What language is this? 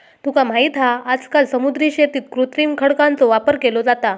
Marathi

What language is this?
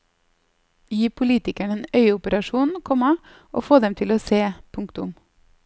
Norwegian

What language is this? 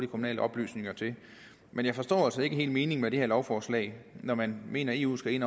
Danish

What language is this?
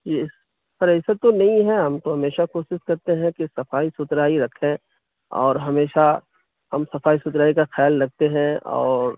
Urdu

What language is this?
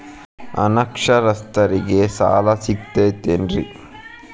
Kannada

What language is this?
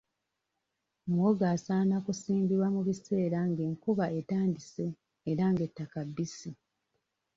Ganda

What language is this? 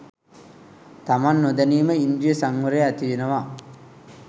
Sinhala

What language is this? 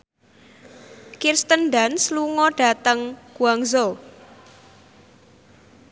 Javanese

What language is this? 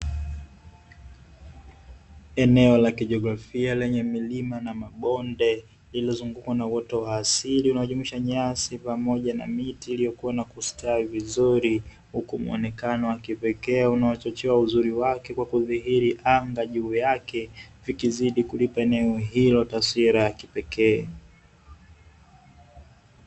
Swahili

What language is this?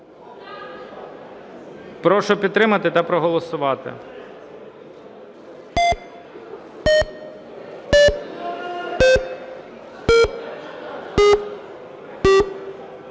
Ukrainian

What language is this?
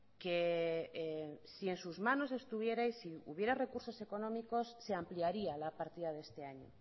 Spanish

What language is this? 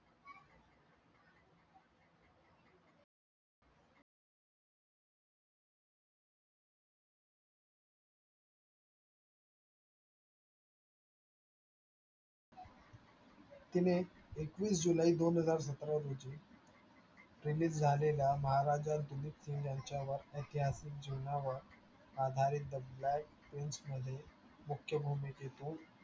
Marathi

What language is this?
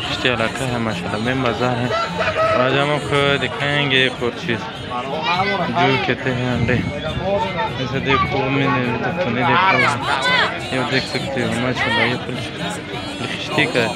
Romanian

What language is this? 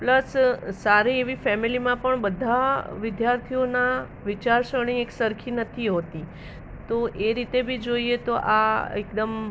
Gujarati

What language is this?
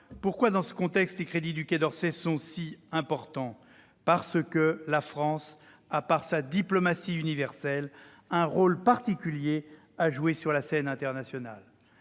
French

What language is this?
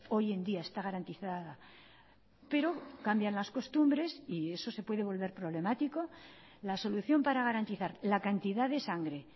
Spanish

